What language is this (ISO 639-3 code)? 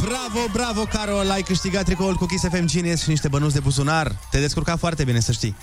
ron